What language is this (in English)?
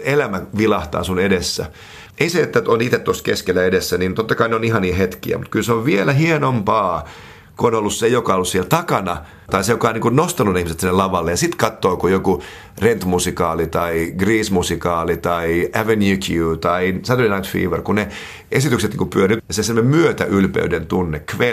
Finnish